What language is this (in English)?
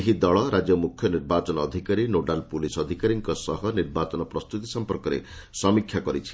Odia